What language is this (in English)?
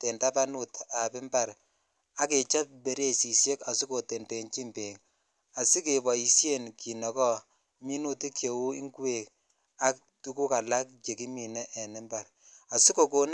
Kalenjin